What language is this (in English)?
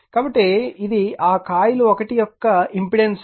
Telugu